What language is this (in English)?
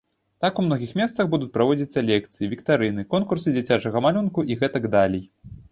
Belarusian